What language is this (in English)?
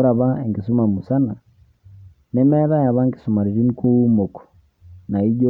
Masai